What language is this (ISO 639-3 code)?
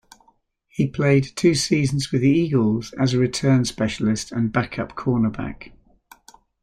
eng